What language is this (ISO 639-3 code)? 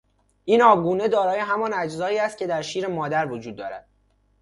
fas